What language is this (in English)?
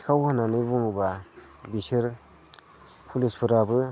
Bodo